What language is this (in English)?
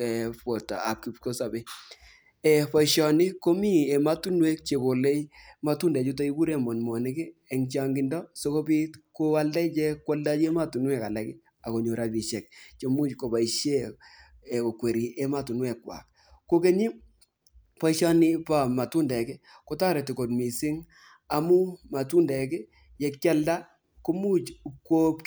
Kalenjin